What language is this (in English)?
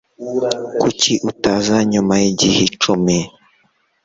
Kinyarwanda